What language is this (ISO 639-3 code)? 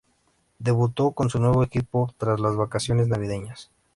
spa